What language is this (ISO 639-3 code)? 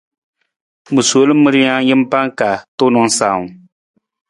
nmz